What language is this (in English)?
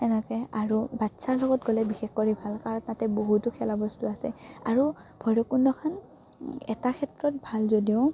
Assamese